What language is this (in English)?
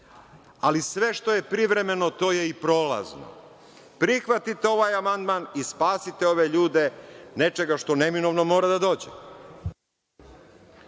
Serbian